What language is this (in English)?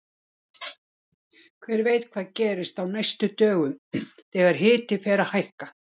Icelandic